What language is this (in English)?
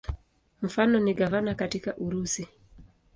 Swahili